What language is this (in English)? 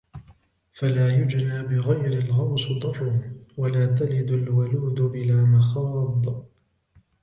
Arabic